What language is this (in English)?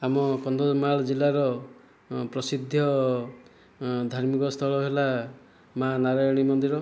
Odia